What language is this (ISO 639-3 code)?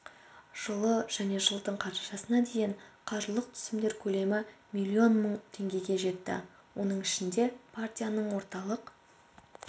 kaz